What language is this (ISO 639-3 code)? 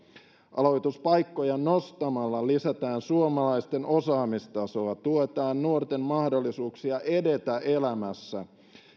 fin